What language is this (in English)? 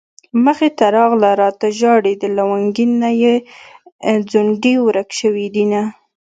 Pashto